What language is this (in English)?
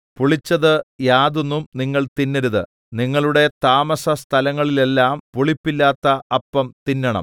Malayalam